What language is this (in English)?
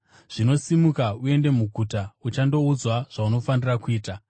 Shona